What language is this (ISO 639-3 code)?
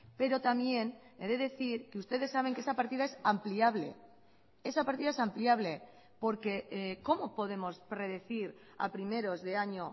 spa